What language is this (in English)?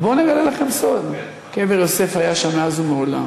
Hebrew